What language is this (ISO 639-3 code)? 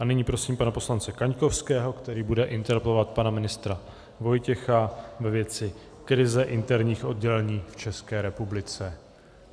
ces